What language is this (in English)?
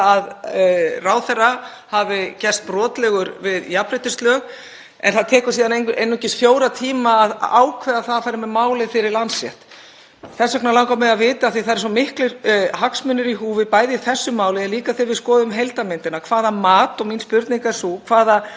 Icelandic